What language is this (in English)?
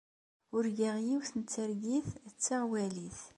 Kabyle